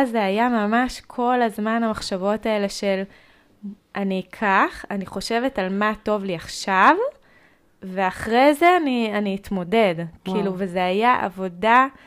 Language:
Hebrew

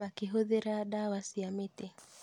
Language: Kikuyu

